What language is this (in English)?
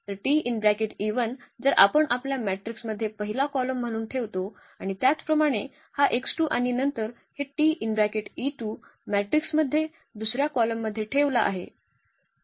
Marathi